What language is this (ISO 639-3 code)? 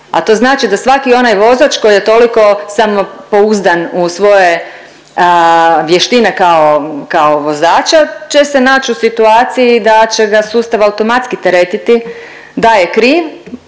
hrv